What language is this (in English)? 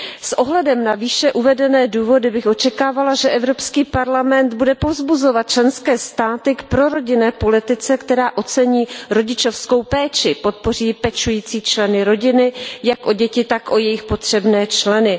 Czech